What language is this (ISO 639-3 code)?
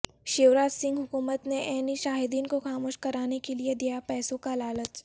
urd